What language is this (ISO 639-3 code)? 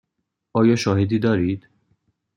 fas